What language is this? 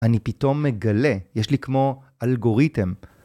Hebrew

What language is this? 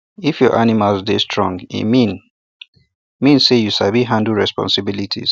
Nigerian Pidgin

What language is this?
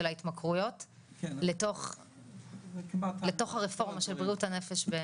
Hebrew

